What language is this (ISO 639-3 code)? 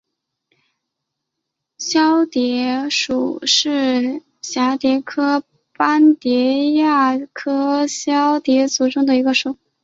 zho